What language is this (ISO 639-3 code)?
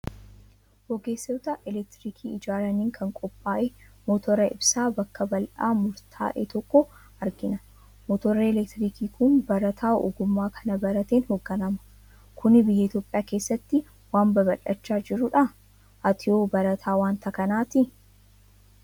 orm